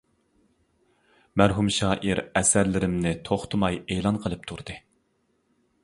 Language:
Uyghur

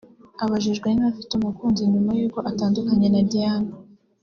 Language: Kinyarwanda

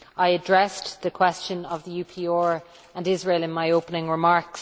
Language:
English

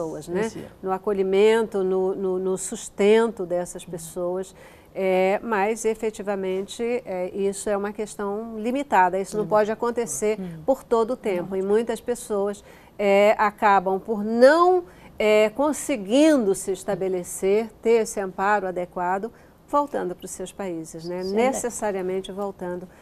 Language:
Portuguese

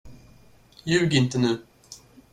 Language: Swedish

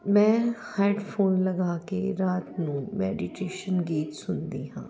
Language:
Punjabi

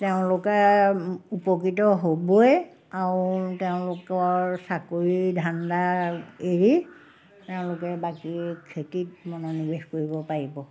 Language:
Assamese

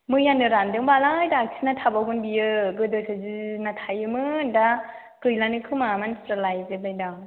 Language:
Bodo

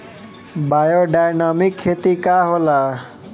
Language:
Bhojpuri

